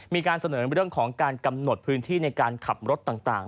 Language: Thai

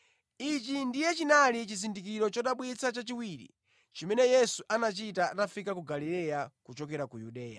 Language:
Nyanja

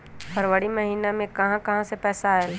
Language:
Magahi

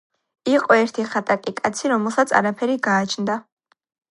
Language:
Georgian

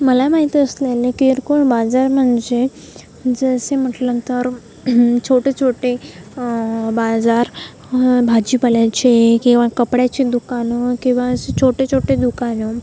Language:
Marathi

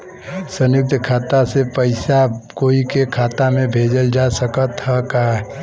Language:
Bhojpuri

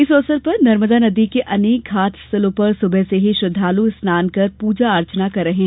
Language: Hindi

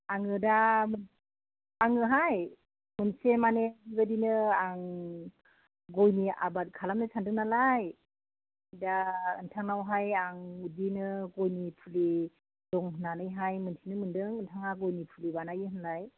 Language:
Bodo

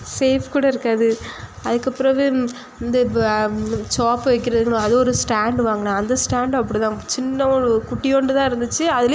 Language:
Tamil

